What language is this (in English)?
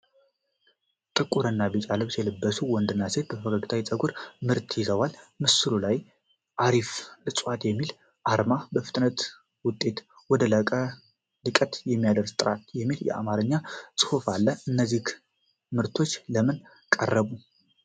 Amharic